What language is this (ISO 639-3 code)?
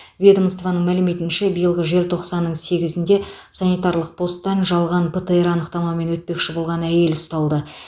kaz